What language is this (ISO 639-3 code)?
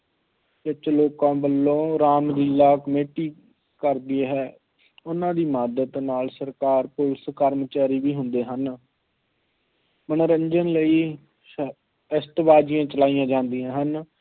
pan